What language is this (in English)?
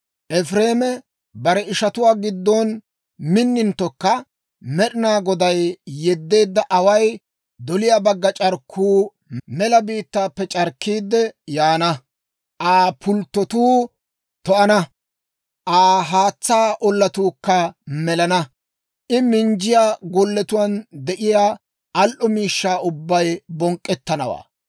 Dawro